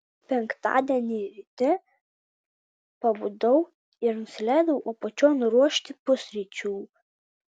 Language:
Lithuanian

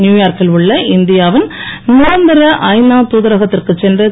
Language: Tamil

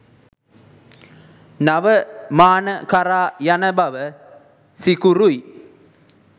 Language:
Sinhala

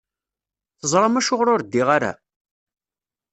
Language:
Kabyle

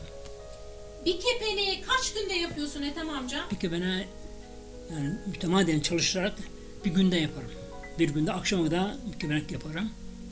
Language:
Turkish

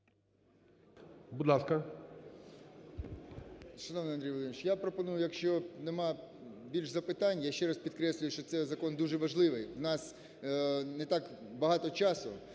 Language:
Ukrainian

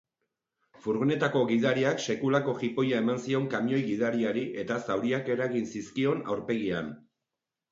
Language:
Basque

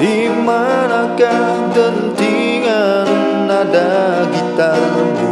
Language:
Indonesian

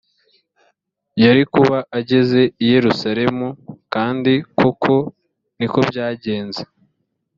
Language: Kinyarwanda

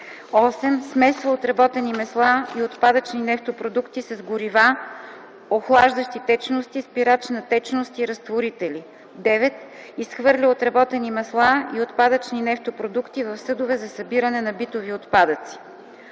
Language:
Bulgarian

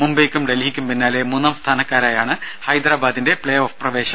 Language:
Malayalam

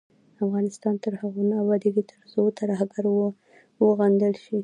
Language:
Pashto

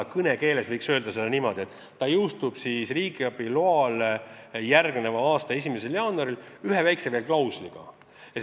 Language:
Estonian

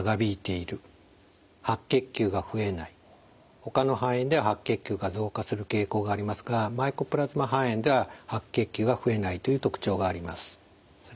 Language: Japanese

